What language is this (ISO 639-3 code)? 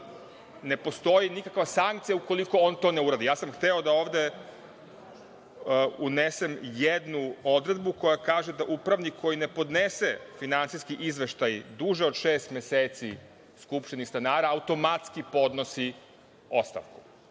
srp